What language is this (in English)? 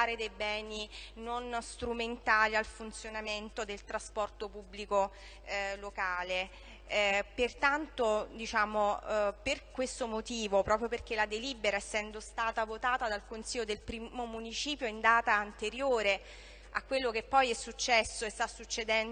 Italian